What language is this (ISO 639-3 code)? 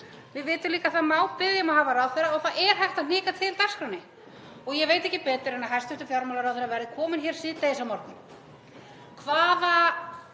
isl